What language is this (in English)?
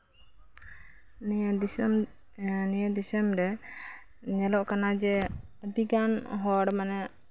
Santali